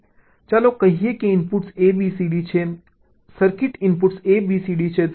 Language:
Gujarati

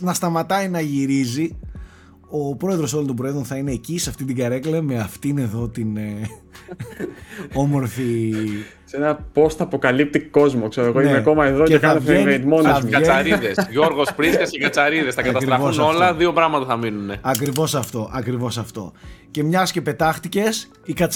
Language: Greek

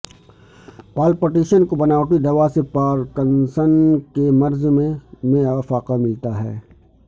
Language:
Urdu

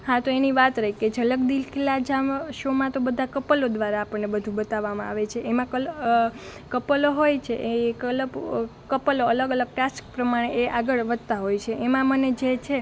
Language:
Gujarati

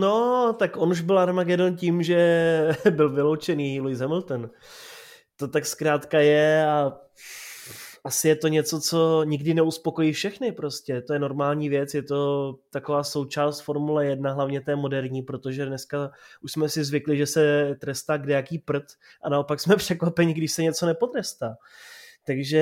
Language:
Czech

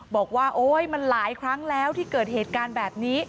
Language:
Thai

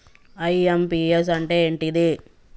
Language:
Telugu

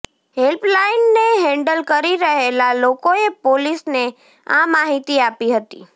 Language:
Gujarati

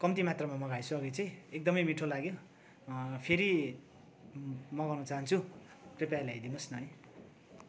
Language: Nepali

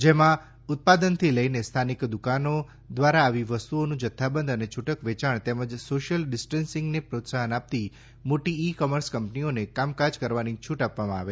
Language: Gujarati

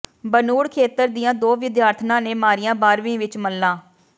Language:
Punjabi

